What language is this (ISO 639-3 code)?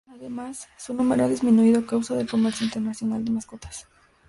spa